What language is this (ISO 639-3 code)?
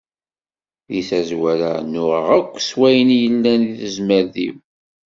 kab